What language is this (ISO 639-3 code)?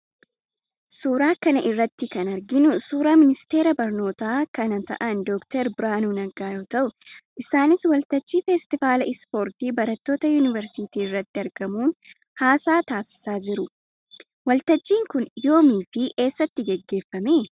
orm